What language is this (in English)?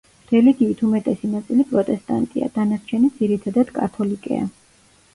Georgian